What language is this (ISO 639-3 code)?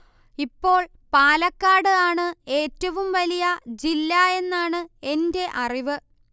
mal